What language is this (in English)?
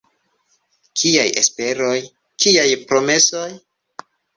Esperanto